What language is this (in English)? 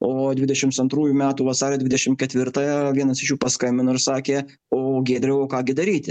Lithuanian